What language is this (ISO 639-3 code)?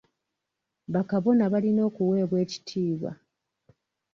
lug